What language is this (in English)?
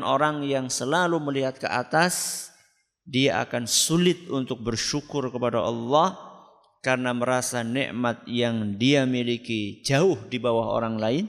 Indonesian